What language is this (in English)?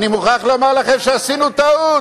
Hebrew